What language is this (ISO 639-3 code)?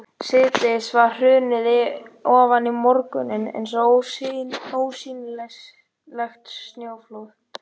isl